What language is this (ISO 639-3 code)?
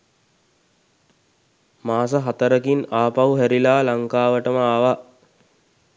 sin